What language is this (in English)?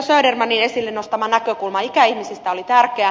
Finnish